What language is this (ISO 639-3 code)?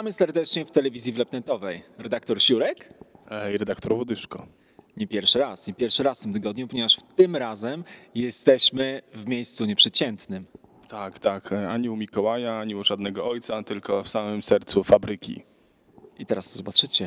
pol